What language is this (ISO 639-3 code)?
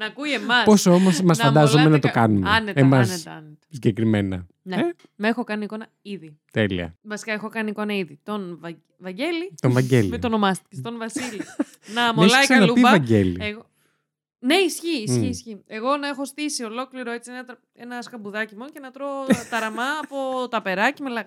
ell